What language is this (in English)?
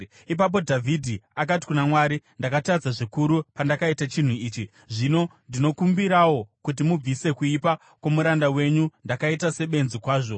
Shona